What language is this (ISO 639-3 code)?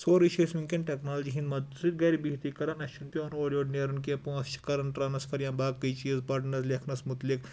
kas